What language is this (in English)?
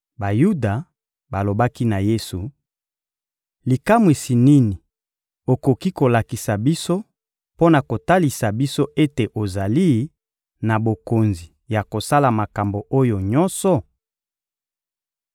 Lingala